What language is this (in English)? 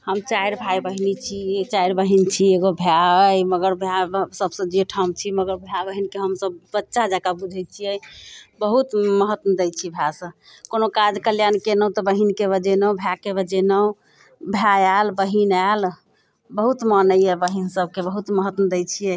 Maithili